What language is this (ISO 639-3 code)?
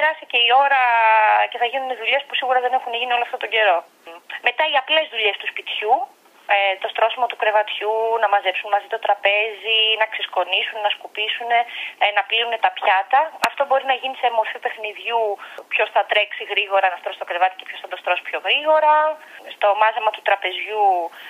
ell